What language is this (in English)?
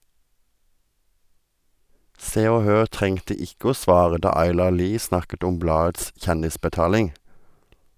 Norwegian